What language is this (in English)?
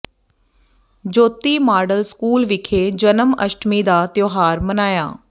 Punjabi